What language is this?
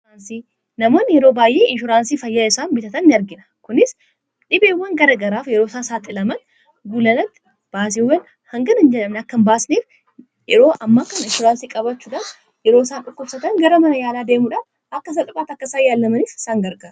Oromo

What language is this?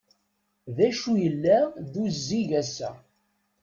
Kabyle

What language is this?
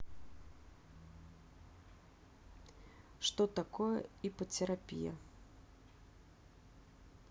Russian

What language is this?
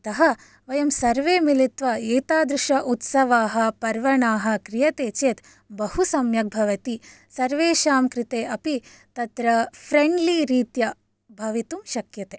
Sanskrit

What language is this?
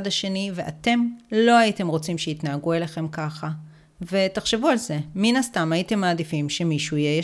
Hebrew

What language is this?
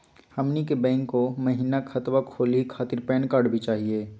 Magahi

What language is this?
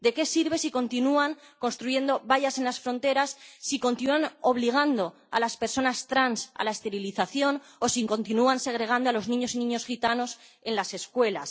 Spanish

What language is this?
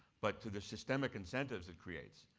English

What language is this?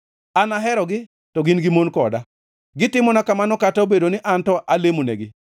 Luo (Kenya and Tanzania)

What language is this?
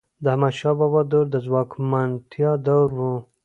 Pashto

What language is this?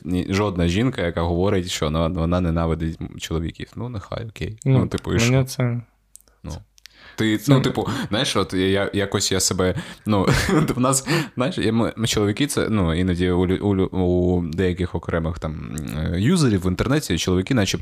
Ukrainian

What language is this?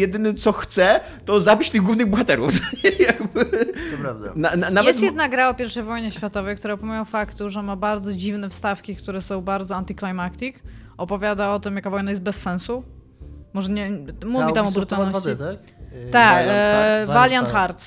Polish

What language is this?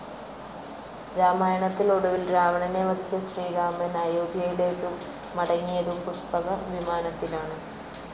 Malayalam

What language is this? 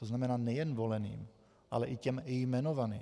Czech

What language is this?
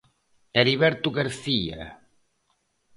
Galician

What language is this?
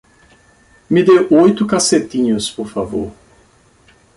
Portuguese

